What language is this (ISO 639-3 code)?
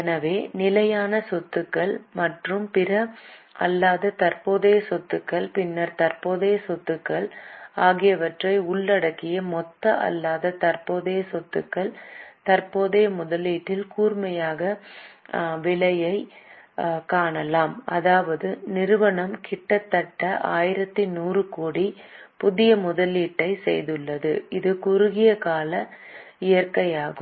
tam